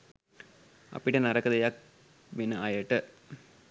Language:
Sinhala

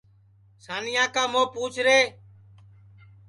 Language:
Sansi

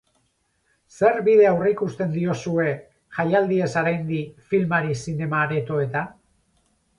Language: Basque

